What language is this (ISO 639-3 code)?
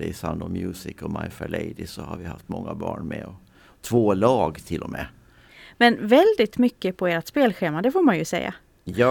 swe